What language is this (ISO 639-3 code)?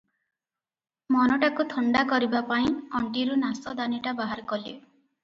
ori